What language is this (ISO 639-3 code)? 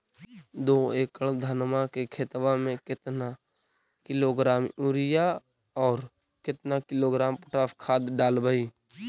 mag